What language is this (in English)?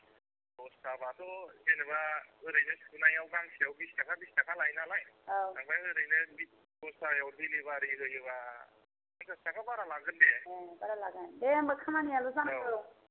Bodo